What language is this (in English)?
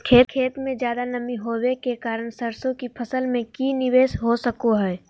Magahi